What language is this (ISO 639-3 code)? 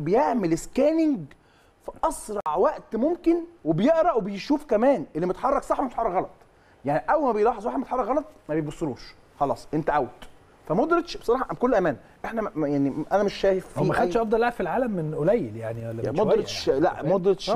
ara